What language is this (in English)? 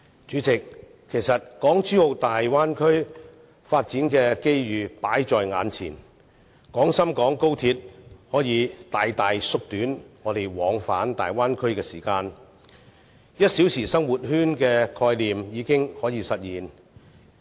Cantonese